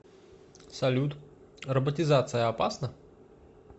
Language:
Russian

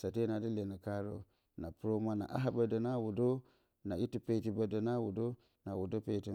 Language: Bacama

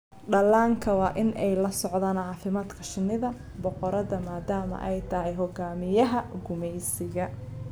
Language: Somali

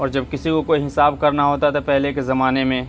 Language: Urdu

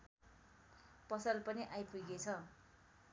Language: Nepali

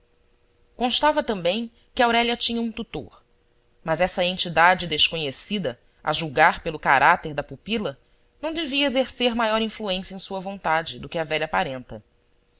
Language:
Portuguese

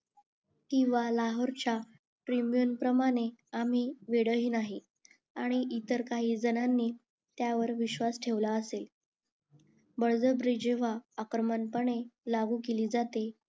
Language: Marathi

